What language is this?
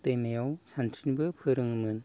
Bodo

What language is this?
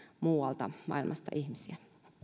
Finnish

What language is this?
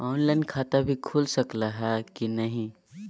Magahi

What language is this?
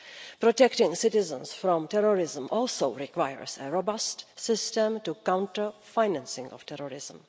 English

